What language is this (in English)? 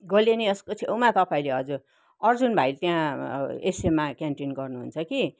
Nepali